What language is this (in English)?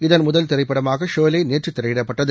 Tamil